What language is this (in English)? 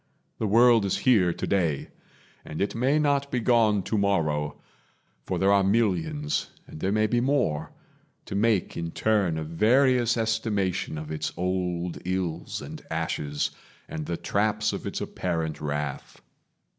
English